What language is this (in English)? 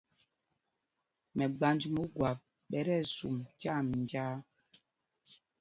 Mpumpong